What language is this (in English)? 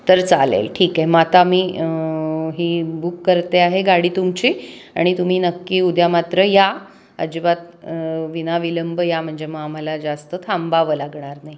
Marathi